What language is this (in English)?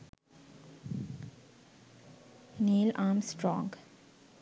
Sinhala